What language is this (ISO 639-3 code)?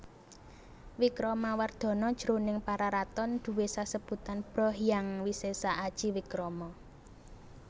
jav